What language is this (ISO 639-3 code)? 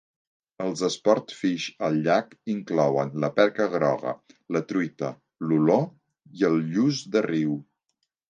cat